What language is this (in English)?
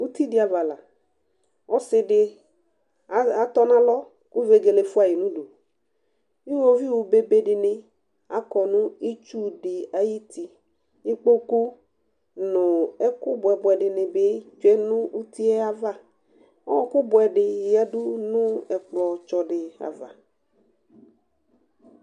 Ikposo